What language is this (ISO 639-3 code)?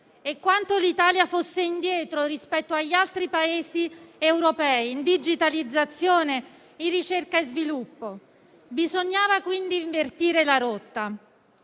ita